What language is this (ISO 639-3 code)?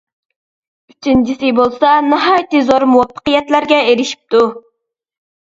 uig